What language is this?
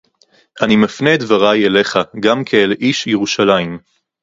Hebrew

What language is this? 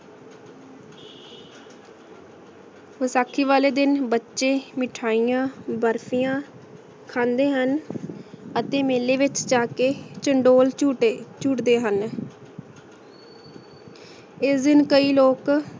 Punjabi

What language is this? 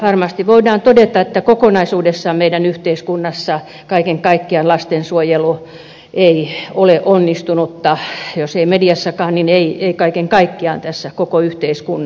Finnish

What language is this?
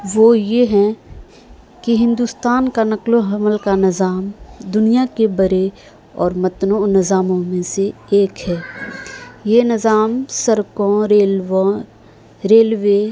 Urdu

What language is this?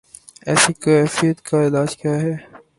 Urdu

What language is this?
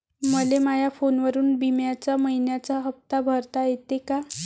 Marathi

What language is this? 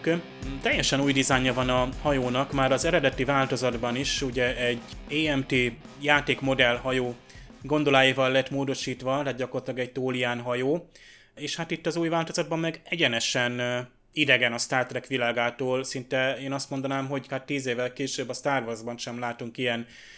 Hungarian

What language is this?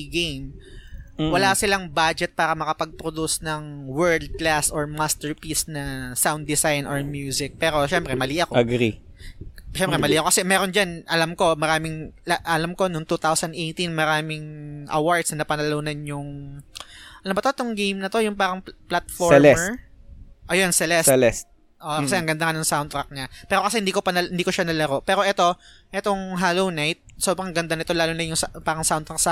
Filipino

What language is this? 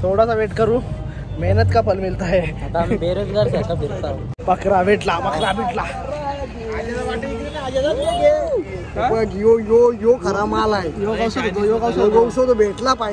Marathi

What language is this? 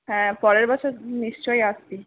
Bangla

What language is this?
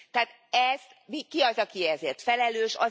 Hungarian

